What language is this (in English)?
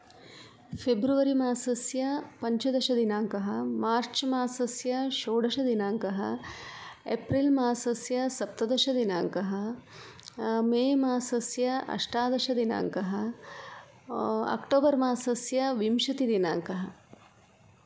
Sanskrit